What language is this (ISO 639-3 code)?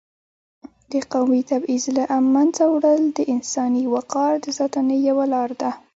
pus